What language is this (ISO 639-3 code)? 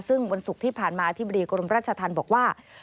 tha